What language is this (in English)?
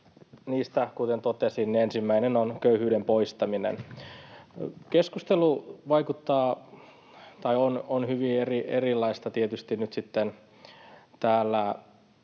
Finnish